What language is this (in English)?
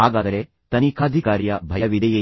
Kannada